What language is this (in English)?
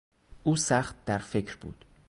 Persian